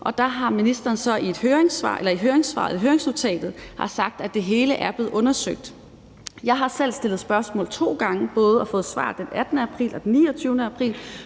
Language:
Danish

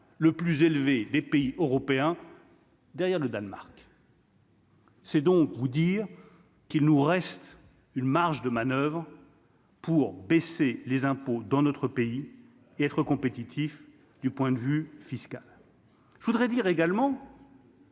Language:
French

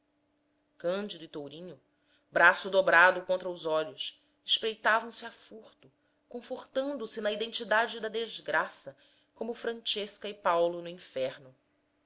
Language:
Portuguese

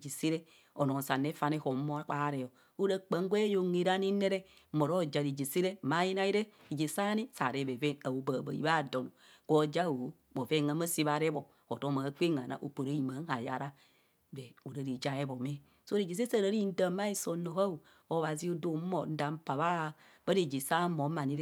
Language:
Kohumono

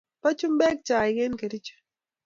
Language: Kalenjin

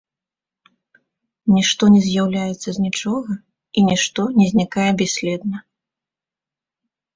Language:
Belarusian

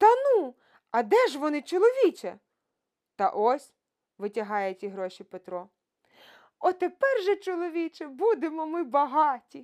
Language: Ukrainian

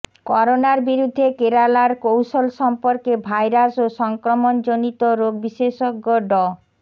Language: Bangla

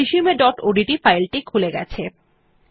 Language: Bangla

